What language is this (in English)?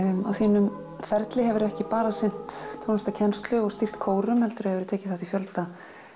Icelandic